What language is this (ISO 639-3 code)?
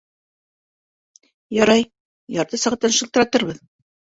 bak